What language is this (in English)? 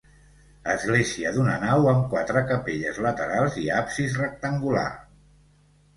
Catalan